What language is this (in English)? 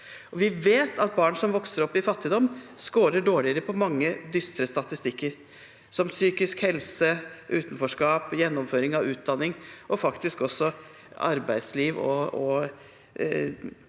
Norwegian